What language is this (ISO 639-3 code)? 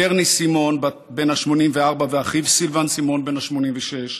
heb